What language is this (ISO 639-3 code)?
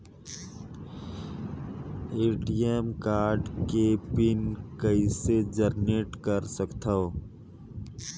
hne